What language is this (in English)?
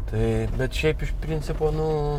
Lithuanian